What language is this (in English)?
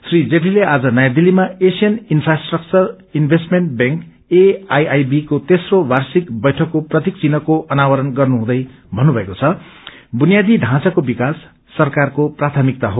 Nepali